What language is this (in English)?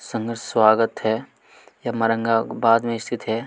Hindi